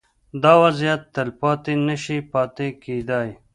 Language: Pashto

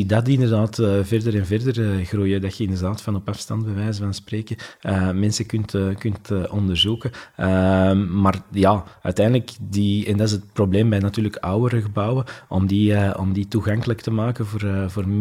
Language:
Dutch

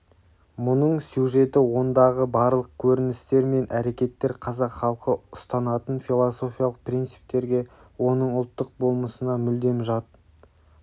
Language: Kazakh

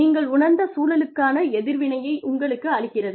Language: Tamil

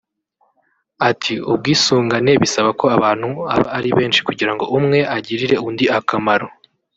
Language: Kinyarwanda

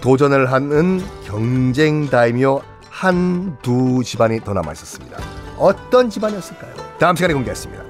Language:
Korean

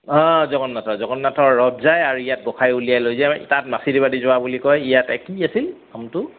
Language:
Assamese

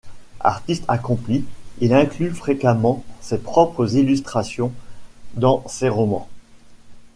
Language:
French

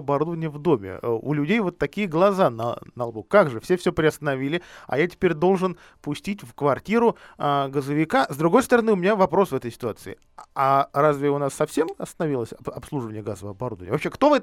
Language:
Russian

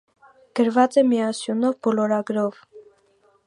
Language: Armenian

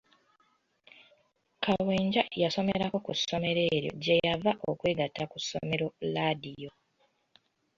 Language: Ganda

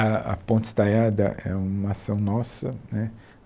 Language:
Portuguese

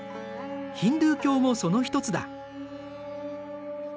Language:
Japanese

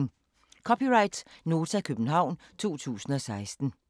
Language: Danish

